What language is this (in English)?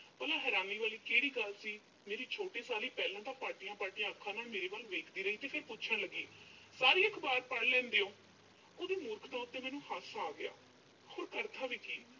Punjabi